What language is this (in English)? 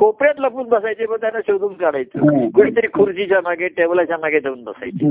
Marathi